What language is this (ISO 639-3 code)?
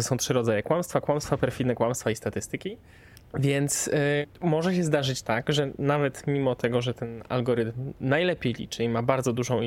pol